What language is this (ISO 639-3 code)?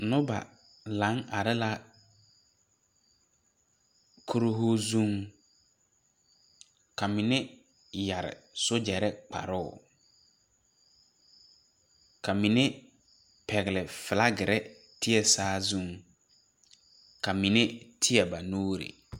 dga